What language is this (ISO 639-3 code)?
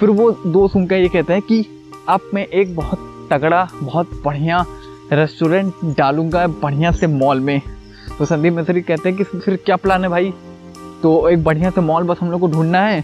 hin